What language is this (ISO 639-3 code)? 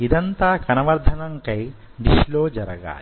tel